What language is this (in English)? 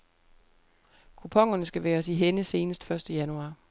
Danish